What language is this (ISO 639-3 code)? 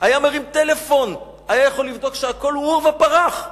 heb